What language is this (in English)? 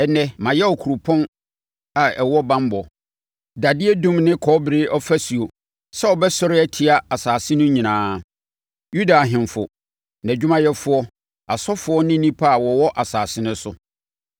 Akan